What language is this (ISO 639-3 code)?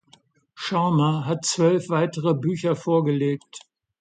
deu